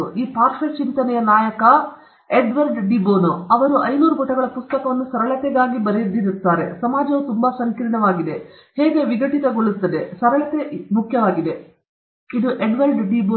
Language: Kannada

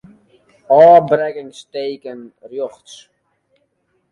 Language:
Western Frisian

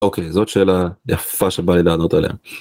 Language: Hebrew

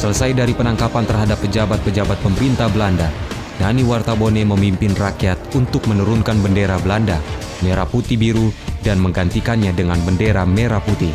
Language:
Indonesian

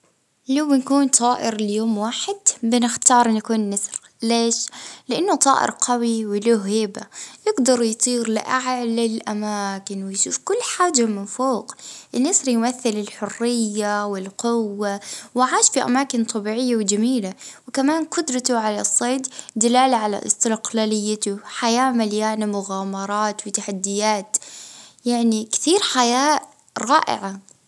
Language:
Libyan Arabic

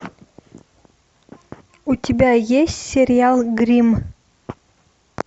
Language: Russian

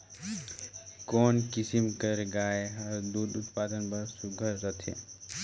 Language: Chhattisgarhi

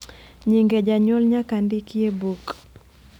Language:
Luo (Kenya and Tanzania)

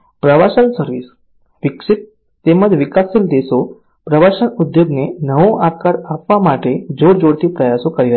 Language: Gujarati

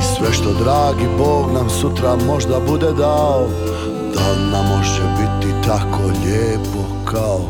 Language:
Croatian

